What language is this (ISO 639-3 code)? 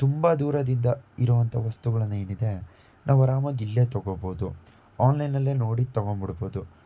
kan